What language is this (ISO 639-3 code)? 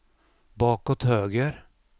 swe